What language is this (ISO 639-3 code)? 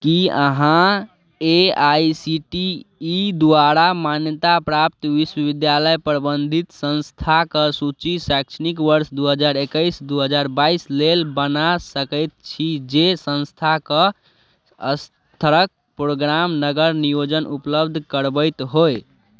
mai